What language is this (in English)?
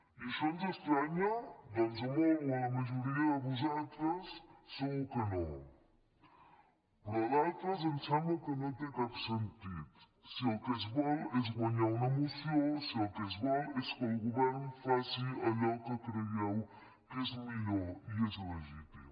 Catalan